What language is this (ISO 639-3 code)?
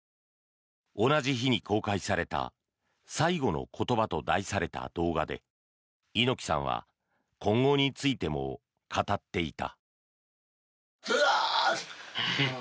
jpn